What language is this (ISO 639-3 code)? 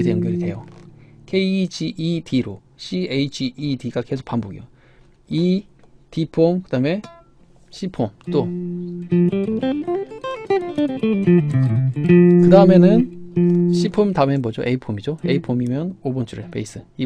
kor